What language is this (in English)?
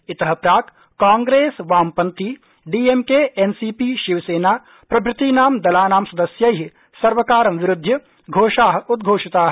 Sanskrit